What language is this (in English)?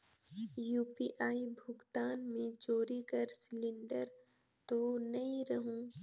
Chhattisgarhi